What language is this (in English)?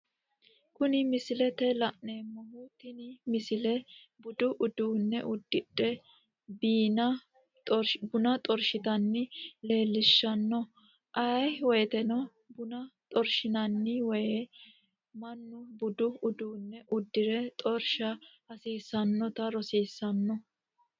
Sidamo